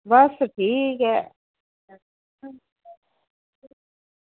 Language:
Dogri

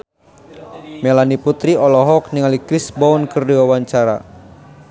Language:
Sundanese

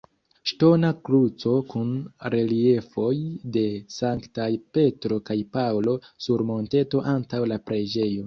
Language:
Esperanto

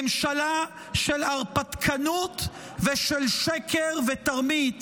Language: Hebrew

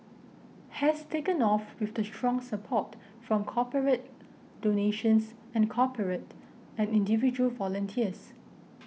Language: English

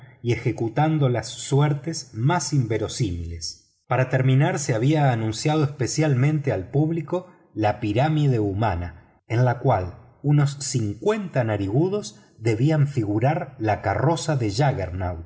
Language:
Spanish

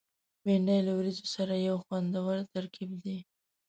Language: Pashto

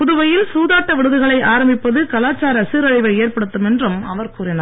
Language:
Tamil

